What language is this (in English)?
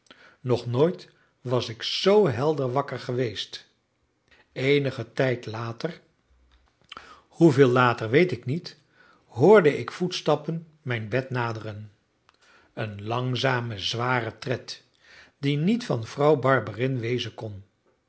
Dutch